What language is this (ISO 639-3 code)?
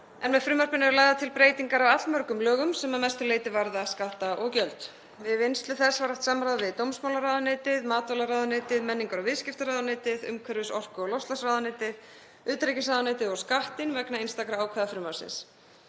isl